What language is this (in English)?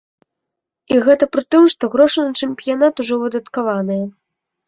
Belarusian